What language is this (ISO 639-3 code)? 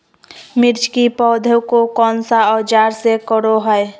mag